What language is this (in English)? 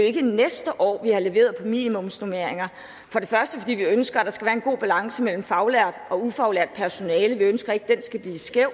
Danish